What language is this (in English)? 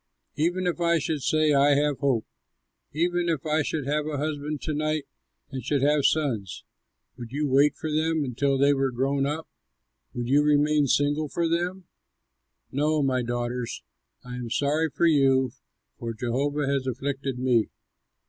English